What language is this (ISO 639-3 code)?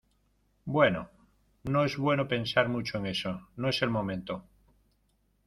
spa